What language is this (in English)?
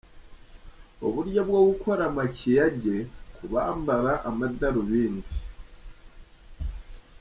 Kinyarwanda